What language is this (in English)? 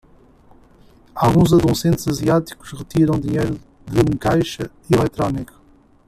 Portuguese